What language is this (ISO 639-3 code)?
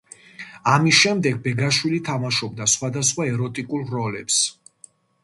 kat